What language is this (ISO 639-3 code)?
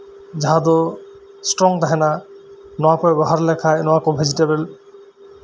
sat